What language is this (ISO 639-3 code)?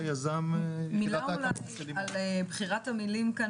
heb